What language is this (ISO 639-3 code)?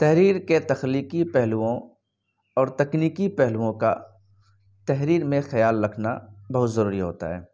urd